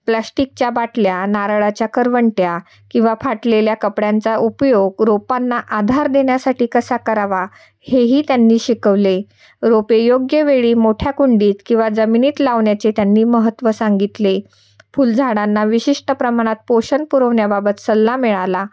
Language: Marathi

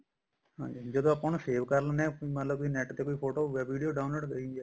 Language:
Punjabi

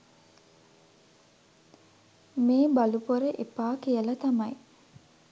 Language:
Sinhala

